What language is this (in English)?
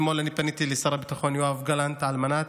Hebrew